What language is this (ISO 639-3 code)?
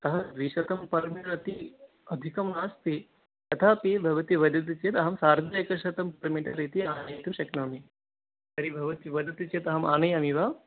san